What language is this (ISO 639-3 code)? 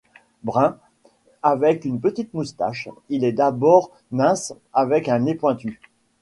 fra